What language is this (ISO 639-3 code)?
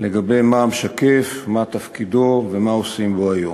heb